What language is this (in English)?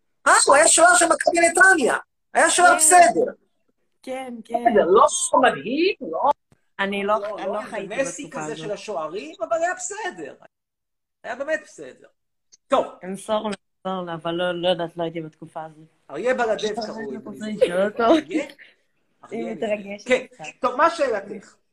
Hebrew